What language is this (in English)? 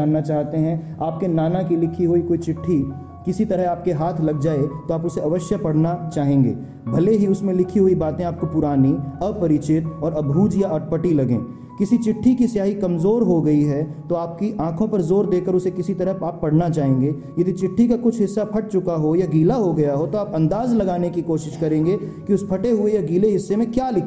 Hindi